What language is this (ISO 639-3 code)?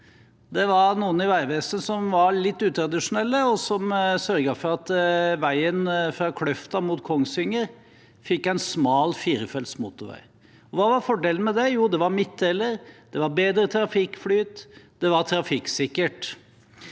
nor